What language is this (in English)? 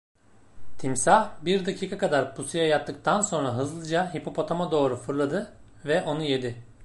Turkish